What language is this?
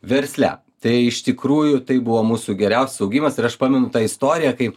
Lithuanian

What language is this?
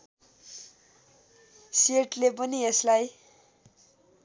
Nepali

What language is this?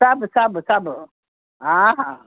Sindhi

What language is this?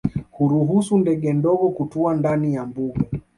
Swahili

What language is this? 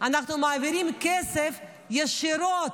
Hebrew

